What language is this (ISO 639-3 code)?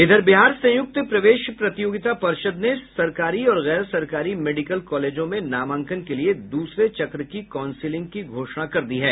hin